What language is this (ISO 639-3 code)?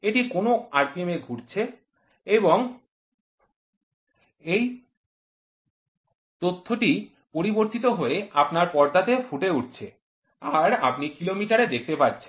ben